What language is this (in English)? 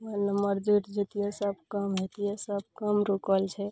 Maithili